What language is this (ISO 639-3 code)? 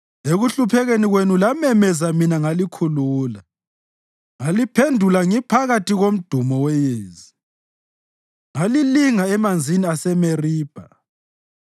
nde